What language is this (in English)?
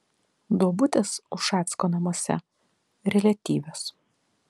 Lithuanian